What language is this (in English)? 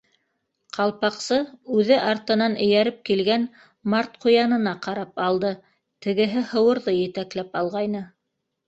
Bashkir